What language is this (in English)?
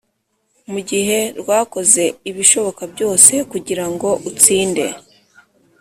Kinyarwanda